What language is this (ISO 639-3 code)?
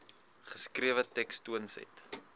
afr